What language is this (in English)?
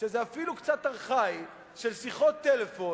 Hebrew